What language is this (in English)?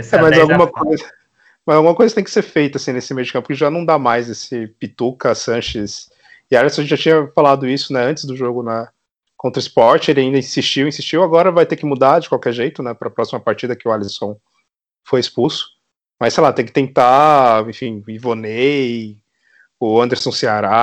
Portuguese